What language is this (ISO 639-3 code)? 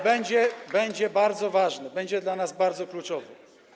pol